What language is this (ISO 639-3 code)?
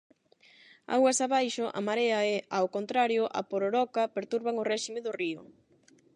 glg